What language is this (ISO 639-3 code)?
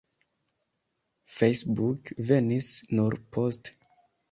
epo